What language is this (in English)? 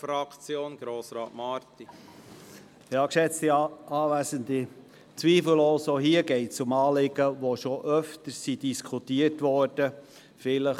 Swiss German